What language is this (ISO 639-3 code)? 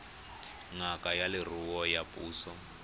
tsn